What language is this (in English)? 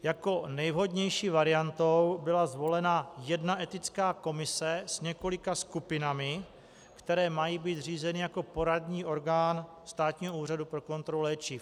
Czech